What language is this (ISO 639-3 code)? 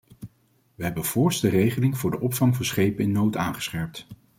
nld